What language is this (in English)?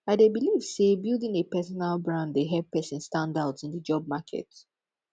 Nigerian Pidgin